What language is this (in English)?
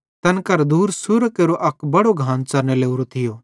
Bhadrawahi